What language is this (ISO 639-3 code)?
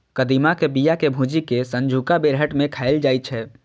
mai